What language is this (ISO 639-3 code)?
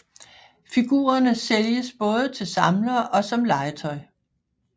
dan